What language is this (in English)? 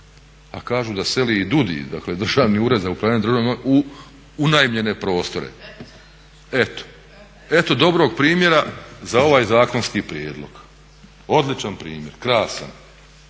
Croatian